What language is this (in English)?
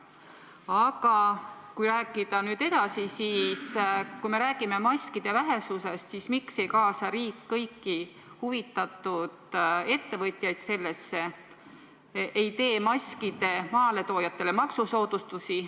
Estonian